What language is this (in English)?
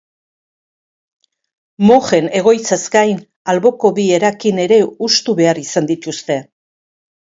Basque